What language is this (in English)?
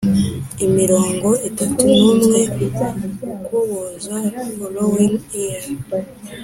Kinyarwanda